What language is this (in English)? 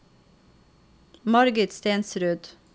Norwegian